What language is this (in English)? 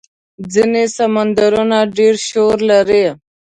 Pashto